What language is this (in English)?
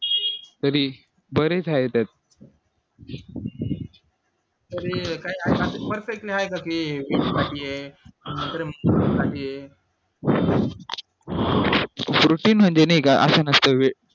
Marathi